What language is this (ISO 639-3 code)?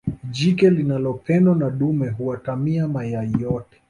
swa